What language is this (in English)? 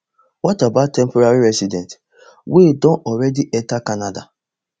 Nigerian Pidgin